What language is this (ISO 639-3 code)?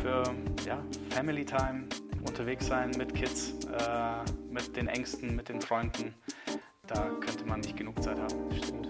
deu